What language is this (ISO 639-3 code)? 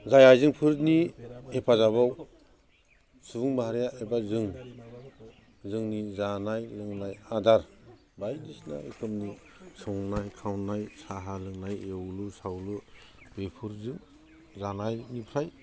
brx